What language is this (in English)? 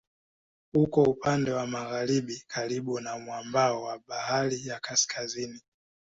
Swahili